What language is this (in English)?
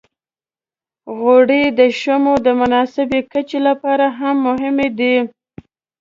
Pashto